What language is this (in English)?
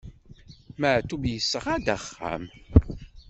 Kabyle